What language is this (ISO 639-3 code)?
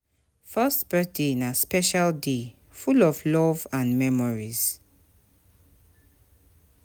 pcm